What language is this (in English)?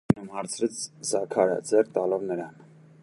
Armenian